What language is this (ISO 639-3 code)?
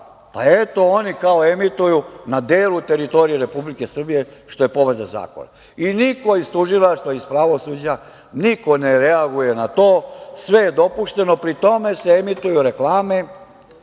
srp